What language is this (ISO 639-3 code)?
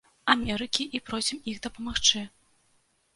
bel